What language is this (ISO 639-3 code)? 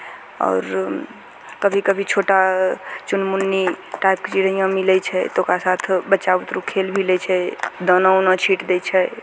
mai